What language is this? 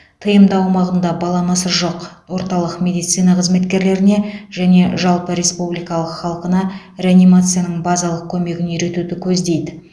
Kazakh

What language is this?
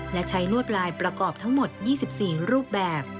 Thai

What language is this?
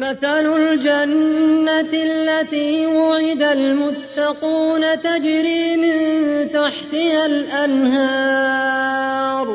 Arabic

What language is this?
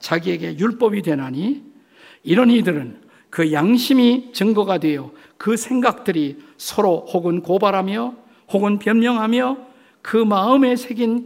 Korean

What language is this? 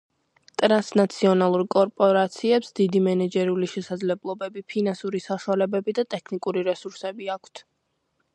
Georgian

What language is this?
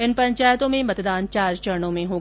Hindi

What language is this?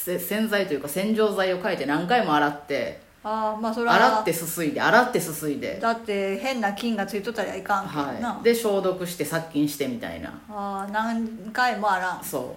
Japanese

